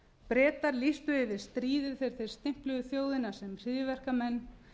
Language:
Icelandic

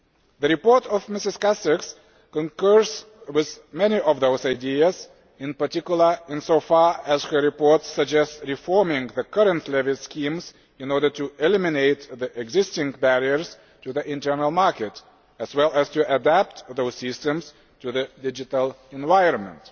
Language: English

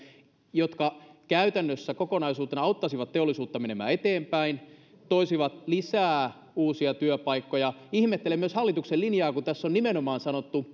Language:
Finnish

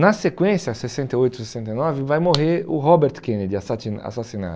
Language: Portuguese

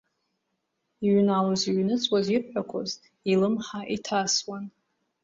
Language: Abkhazian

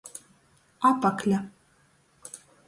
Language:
Latgalian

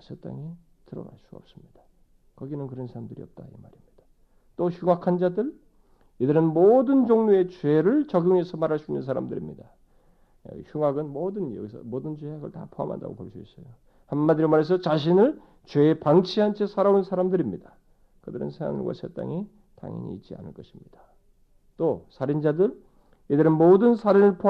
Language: Korean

